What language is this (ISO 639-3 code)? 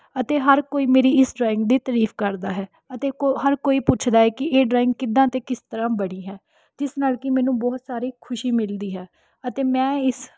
pan